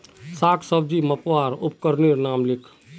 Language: Magahi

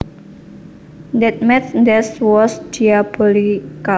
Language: Javanese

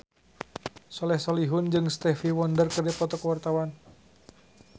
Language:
Sundanese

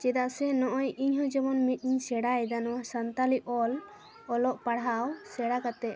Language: Santali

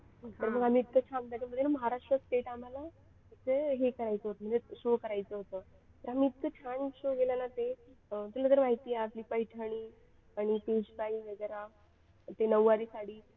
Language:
Marathi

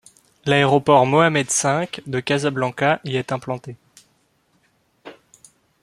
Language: French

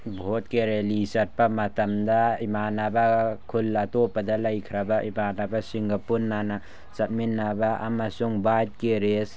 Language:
Manipuri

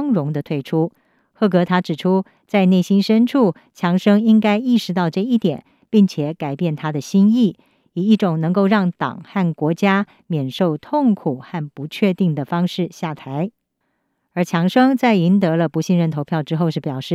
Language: Chinese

